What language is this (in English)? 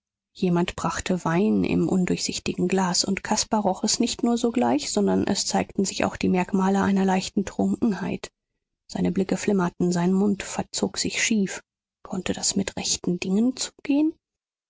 German